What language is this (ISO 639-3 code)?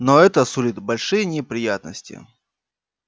rus